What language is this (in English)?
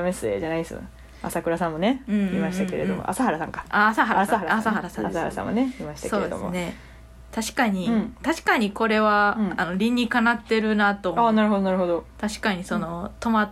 Japanese